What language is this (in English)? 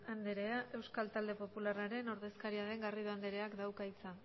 Basque